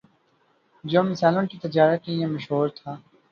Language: Urdu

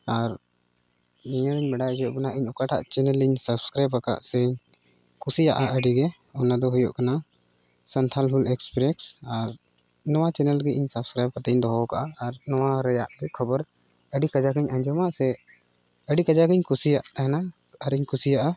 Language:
Santali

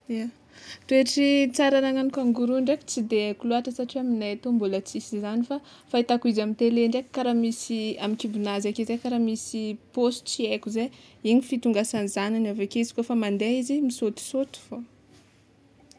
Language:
Tsimihety Malagasy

